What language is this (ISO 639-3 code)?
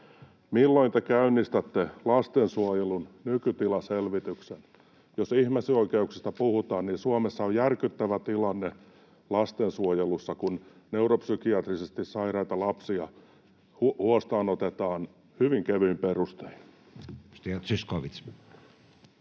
fin